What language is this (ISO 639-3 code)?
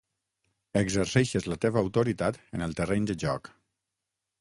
cat